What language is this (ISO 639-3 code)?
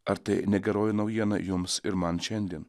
lit